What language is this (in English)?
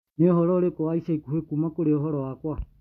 Kikuyu